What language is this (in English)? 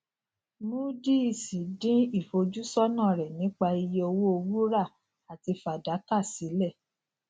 Yoruba